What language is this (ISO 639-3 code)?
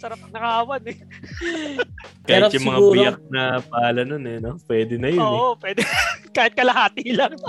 fil